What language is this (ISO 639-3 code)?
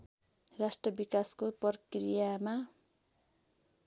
nep